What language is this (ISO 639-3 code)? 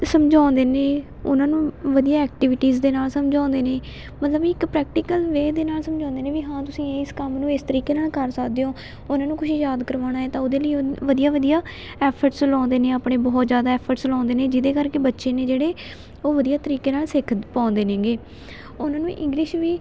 pan